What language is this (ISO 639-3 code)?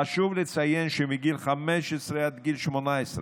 heb